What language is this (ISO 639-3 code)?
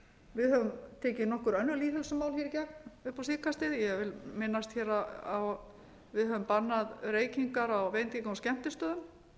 isl